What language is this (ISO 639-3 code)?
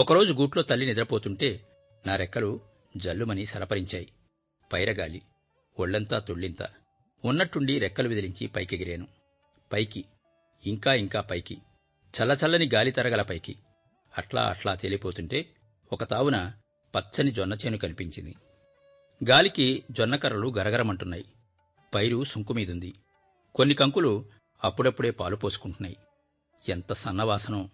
tel